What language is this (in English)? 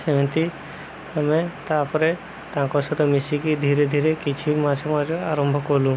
Odia